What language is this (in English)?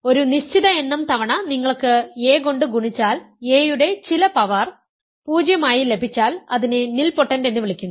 Malayalam